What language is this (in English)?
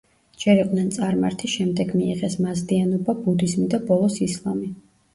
Georgian